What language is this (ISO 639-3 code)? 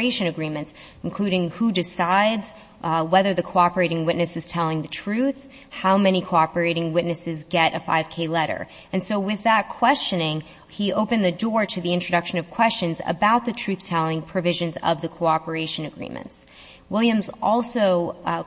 eng